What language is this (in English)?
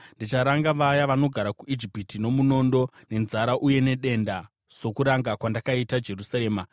Shona